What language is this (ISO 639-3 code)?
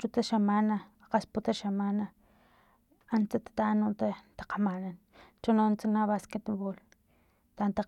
tlp